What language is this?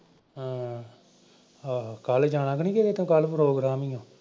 Punjabi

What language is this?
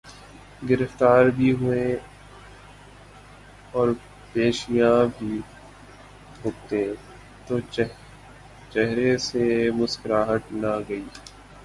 Urdu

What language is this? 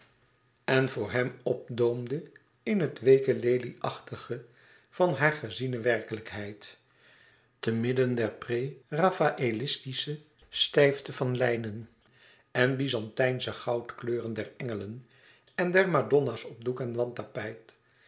Dutch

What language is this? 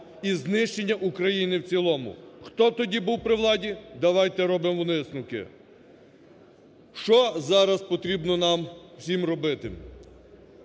Ukrainian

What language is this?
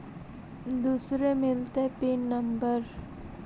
Magahi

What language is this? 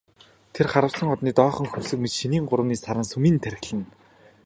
Mongolian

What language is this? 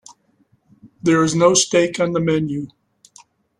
English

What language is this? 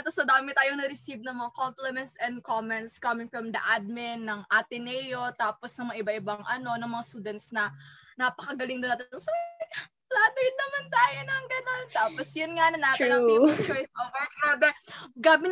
Filipino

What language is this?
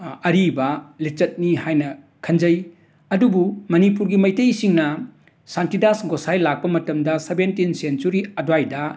Manipuri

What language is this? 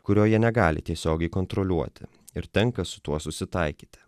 Lithuanian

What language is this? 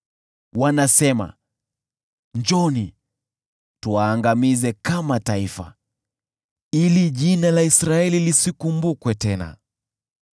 Swahili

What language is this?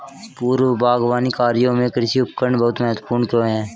Hindi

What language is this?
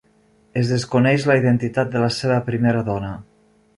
Catalan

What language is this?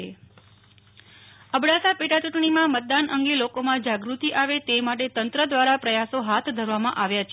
Gujarati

